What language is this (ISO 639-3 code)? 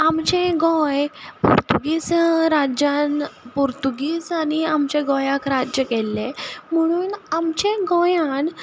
kok